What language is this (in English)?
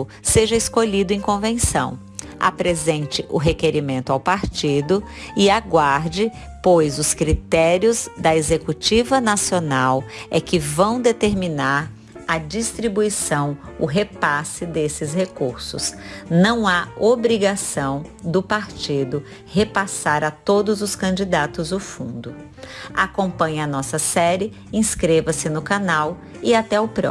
Portuguese